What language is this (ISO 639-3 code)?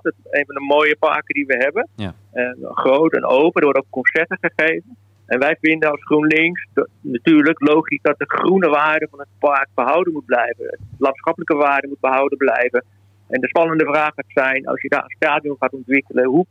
nld